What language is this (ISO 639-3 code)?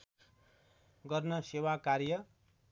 nep